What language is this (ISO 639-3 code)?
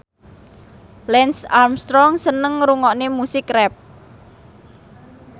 jav